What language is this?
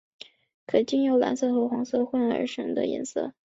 Chinese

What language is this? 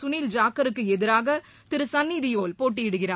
Tamil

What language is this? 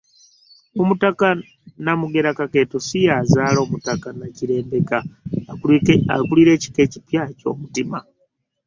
Ganda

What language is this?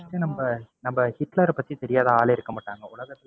Tamil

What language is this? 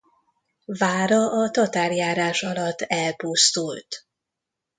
Hungarian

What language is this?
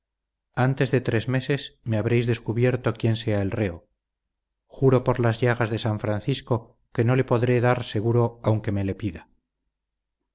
Spanish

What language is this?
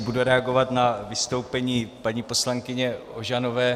Czech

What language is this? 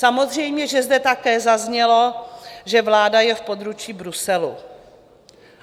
Czech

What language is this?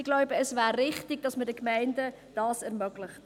Swiss German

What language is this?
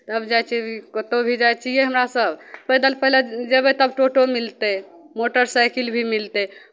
Maithili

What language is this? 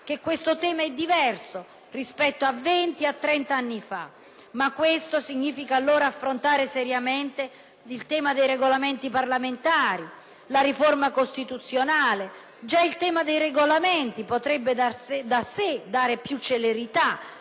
Italian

